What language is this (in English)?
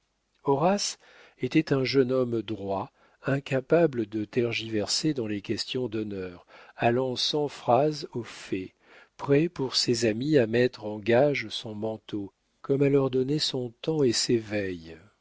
French